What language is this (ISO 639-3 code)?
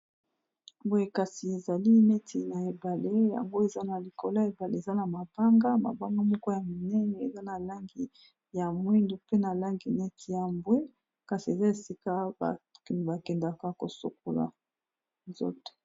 lin